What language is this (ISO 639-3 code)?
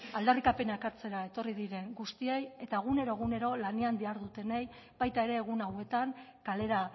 eus